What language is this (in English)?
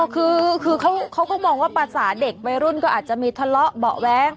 Thai